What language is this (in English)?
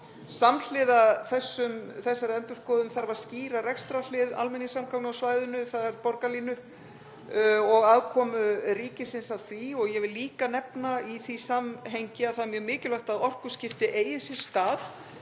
Icelandic